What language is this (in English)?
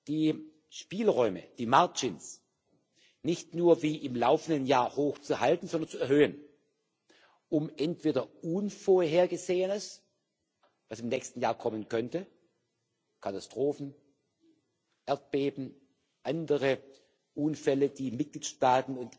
German